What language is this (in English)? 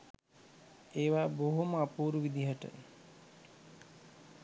Sinhala